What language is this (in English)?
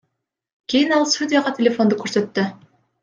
Kyrgyz